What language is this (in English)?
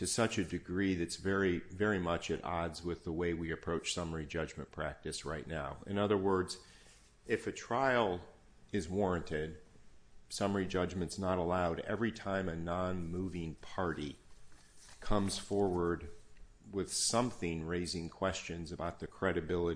English